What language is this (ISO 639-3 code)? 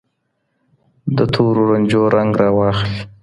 pus